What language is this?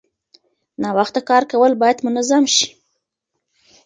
Pashto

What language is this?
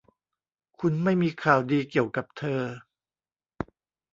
Thai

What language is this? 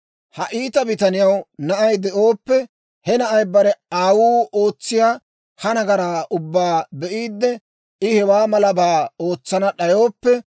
Dawro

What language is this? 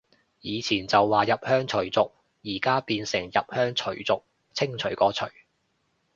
Cantonese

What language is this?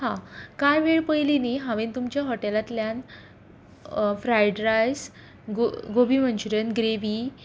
Konkani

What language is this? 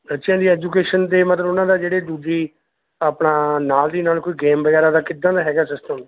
Punjabi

